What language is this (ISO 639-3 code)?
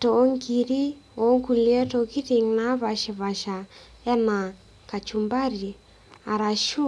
mas